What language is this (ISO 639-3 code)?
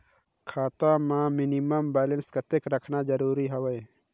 hne